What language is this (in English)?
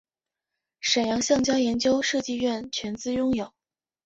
Chinese